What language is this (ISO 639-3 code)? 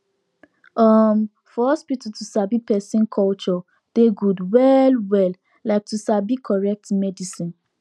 pcm